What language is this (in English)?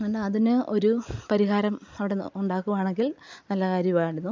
Malayalam